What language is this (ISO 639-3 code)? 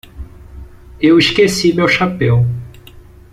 por